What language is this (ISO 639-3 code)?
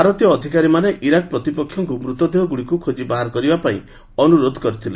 ori